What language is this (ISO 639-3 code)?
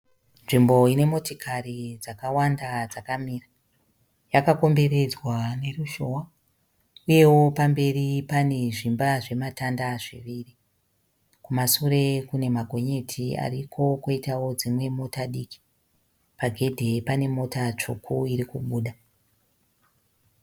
sna